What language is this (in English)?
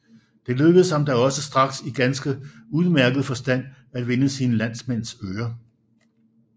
Danish